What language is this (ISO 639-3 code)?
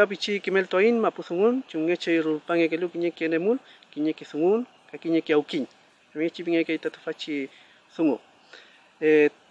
spa